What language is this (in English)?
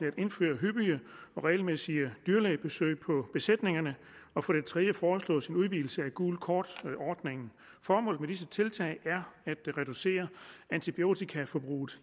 Danish